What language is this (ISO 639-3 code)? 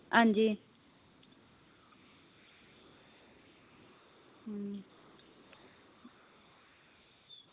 doi